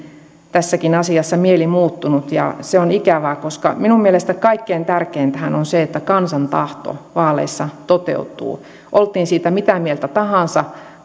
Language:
Finnish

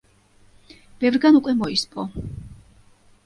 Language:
Georgian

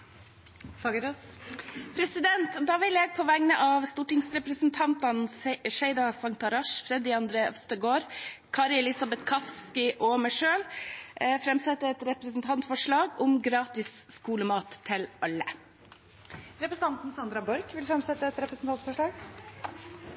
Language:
Norwegian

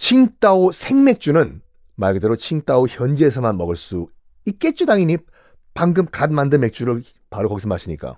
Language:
Korean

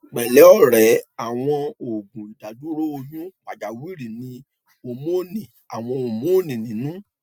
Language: Yoruba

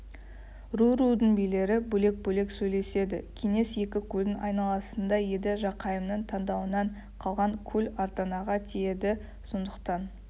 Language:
Kazakh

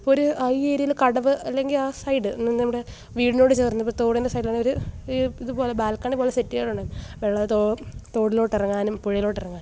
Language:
Malayalam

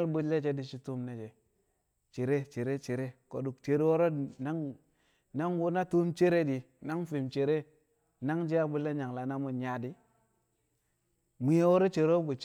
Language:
Kamo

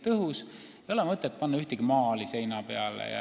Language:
Estonian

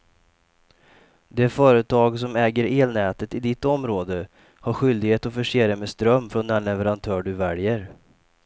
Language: Swedish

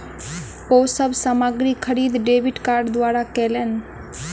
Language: Maithili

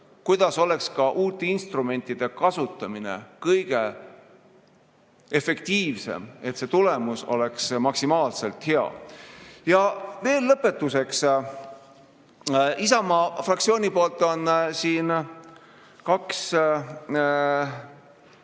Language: Estonian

